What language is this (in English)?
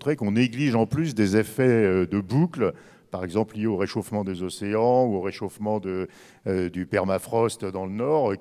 French